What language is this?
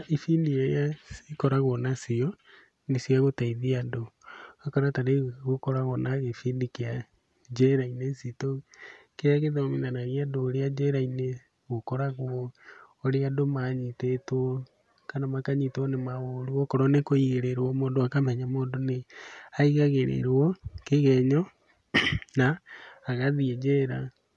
Kikuyu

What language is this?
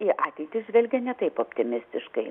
Lithuanian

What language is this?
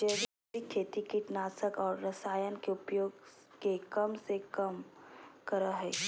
Magahi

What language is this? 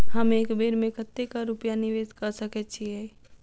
Maithili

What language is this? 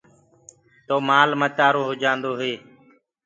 Gurgula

